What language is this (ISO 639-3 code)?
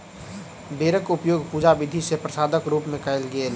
mai